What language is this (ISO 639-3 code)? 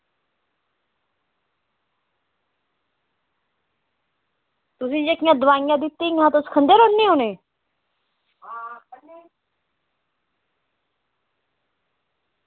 doi